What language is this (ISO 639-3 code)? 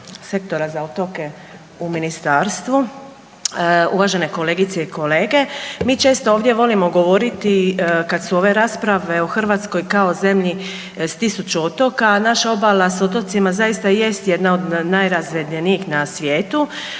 hrv